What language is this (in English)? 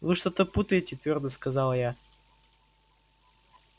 Russian